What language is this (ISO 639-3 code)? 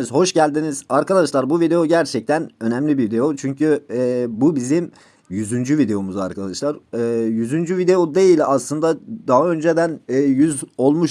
tur